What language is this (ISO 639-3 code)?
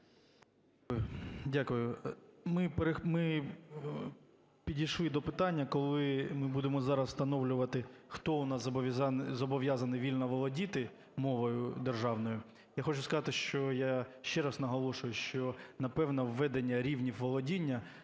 ukr